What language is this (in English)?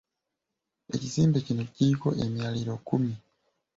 Ganda